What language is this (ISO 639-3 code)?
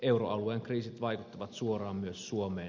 fin